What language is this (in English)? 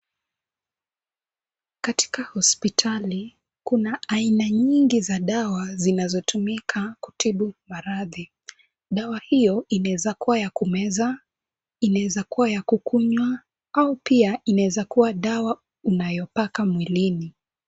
Swahili